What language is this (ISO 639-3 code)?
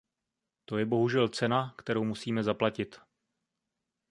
ces